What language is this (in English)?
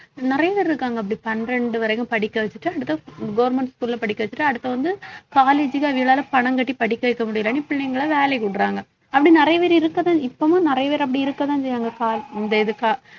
Tamil